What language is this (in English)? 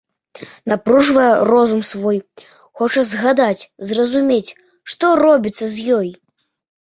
Belarusian